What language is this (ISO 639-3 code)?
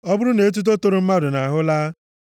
ibo